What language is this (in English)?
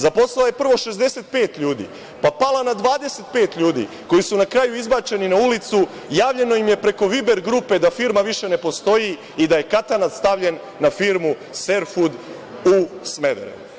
Serbian